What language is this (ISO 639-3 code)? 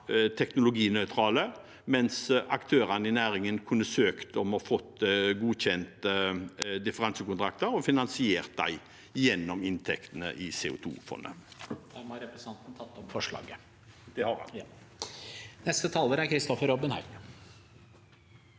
nor